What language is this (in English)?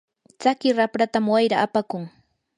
Yanahuanca Pasco Quechua